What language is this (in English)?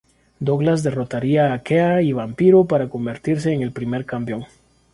Spanish